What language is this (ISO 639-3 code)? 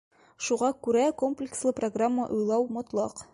bak